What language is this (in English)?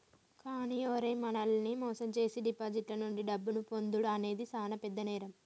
Telugu